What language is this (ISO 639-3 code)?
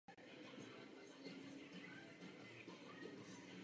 ces